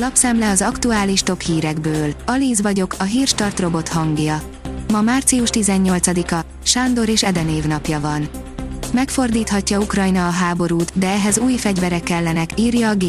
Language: Hungarian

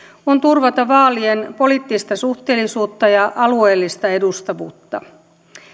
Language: Finnish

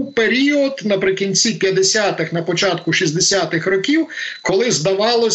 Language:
Ukrainian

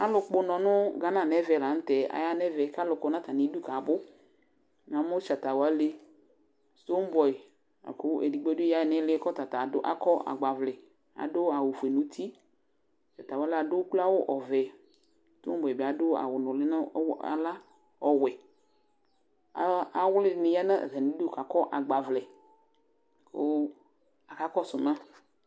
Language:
Ikposo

